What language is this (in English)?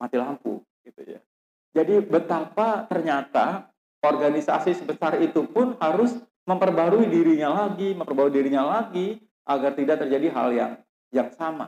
Indonesian